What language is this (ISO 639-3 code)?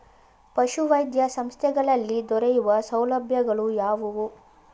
kan